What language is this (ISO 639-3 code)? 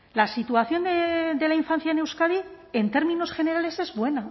spa